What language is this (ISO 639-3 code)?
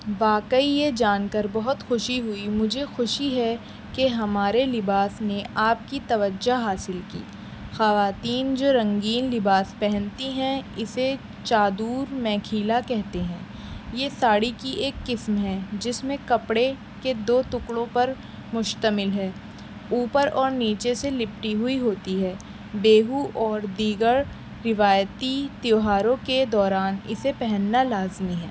urd